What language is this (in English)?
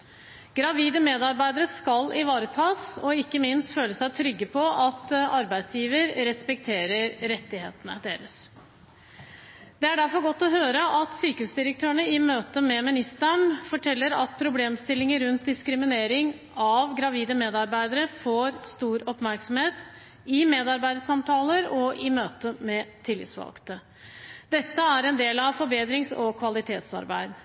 Norwegian Bokmål